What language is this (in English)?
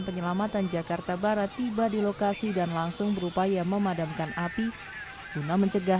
Indonesian